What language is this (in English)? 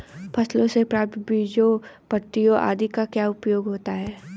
Hindi